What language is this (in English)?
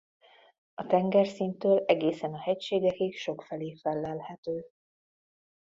Hungarian